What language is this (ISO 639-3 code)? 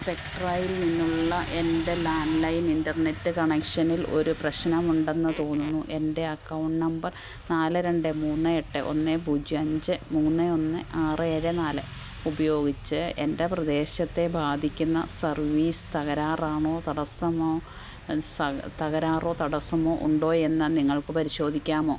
mal